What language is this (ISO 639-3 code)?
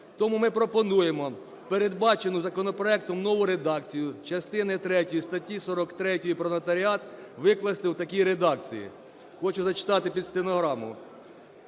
ukr